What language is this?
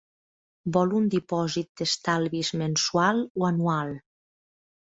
Catalan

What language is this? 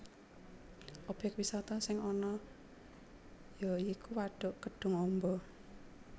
Javanese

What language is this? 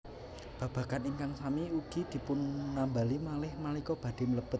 Javanese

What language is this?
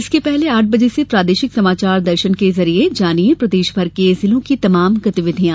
Hindi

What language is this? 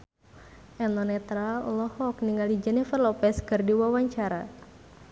Sundanese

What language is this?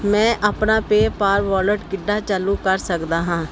Punjabi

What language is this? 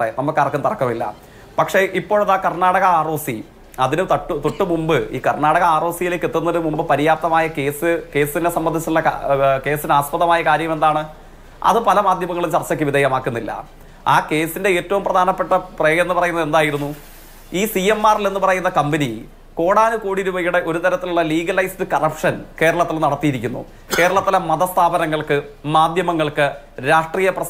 Malayalam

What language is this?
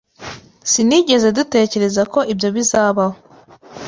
Kinyarwanda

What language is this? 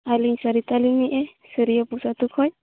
Santali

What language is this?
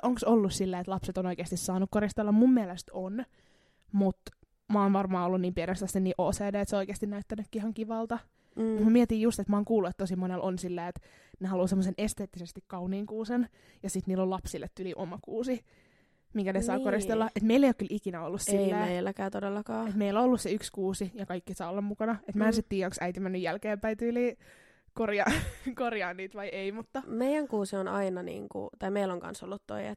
Finnish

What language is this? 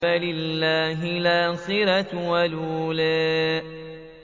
Arabic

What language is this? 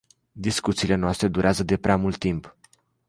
Romanian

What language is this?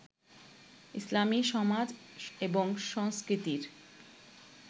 Bangla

